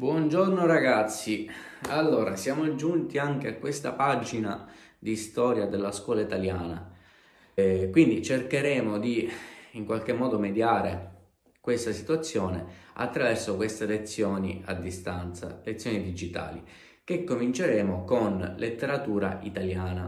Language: Italian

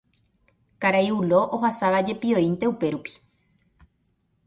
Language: Guarani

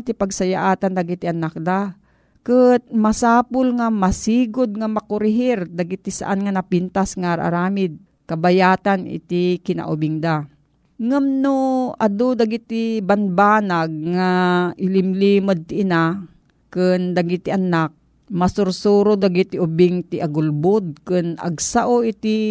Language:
Filipino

